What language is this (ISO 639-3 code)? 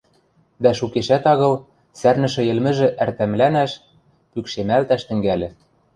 mrj